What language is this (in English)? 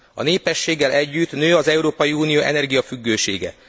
Hungarian